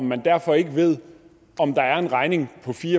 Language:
Danish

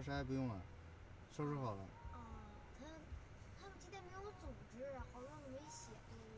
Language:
Chinese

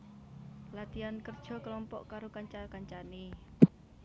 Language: Javanese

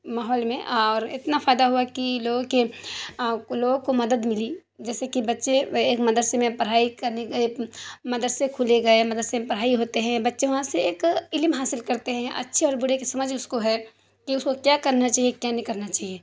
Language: Urdu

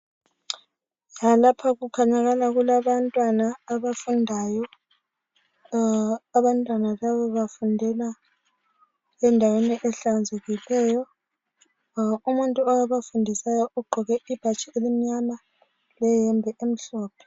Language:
North Ndebele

